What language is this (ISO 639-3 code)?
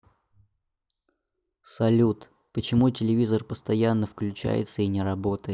rus